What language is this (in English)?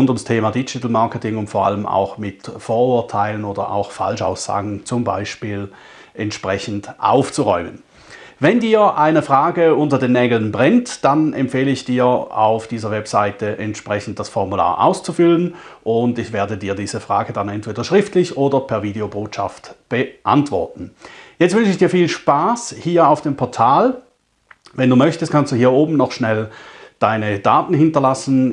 German